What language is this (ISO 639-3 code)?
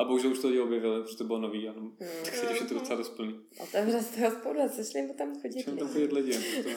ces